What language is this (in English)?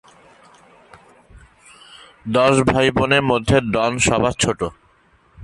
Bangla